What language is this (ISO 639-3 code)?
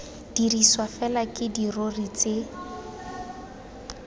tsn